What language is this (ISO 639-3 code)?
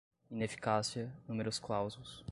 por